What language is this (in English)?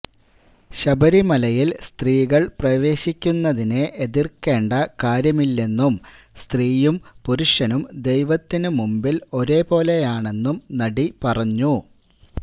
Malayalam